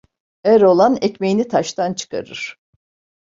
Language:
Turkish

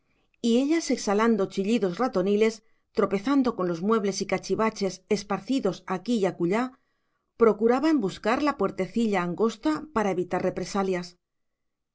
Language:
Spanish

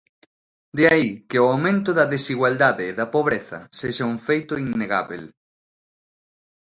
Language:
Galician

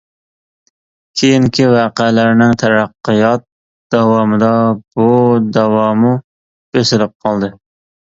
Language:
Uyghur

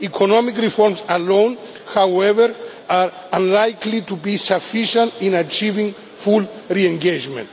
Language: English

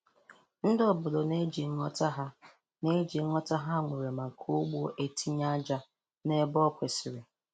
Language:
Igbo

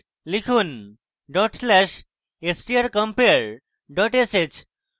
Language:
Bangla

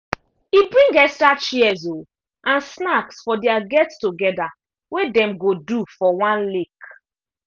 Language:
Nigerian Pidgin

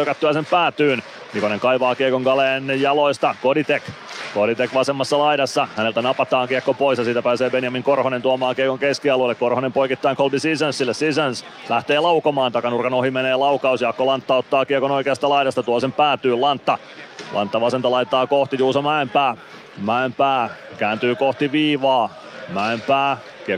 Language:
Finnish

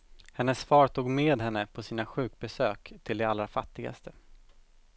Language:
Swedish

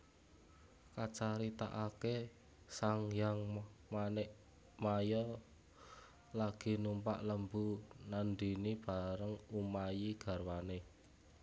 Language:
Javanese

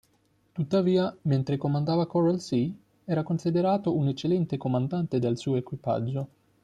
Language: Italian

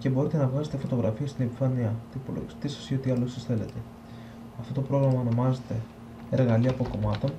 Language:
Greek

